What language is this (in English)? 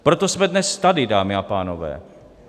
Czech